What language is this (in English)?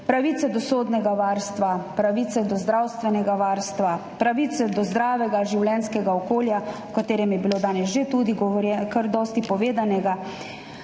Slovenian